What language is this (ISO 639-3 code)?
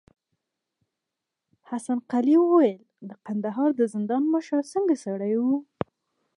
pus